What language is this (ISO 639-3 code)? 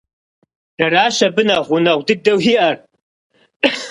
kbd